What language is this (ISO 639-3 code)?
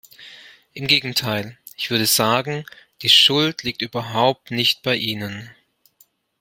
deu